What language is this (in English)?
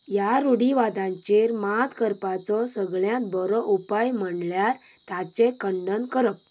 Konkani